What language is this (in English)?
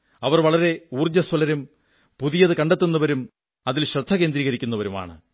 Malayalam